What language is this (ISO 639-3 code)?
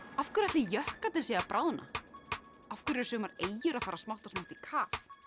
isl